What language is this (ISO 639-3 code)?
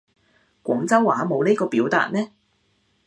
yue